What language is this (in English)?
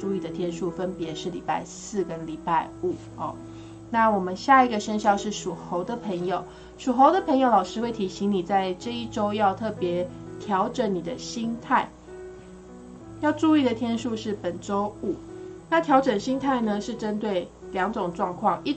Chinese